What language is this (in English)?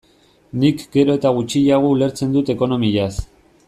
Basque